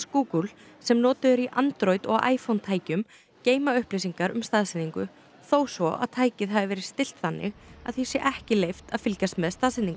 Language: Icelandic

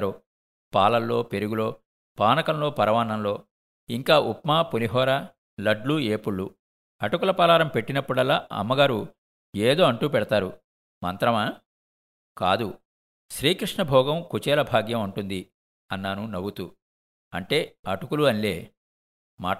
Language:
Telugu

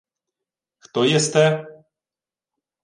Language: Ukrainian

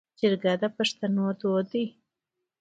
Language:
Pashto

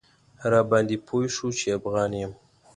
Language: Pashto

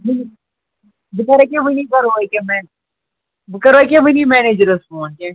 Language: Kashmiri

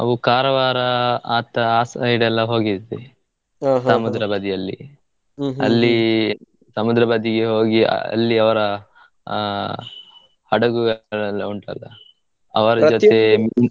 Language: Kannada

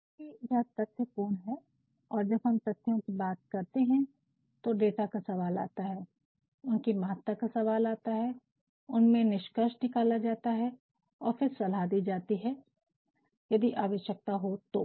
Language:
Hindi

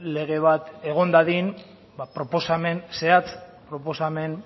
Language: Basque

